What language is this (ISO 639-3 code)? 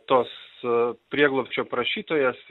lit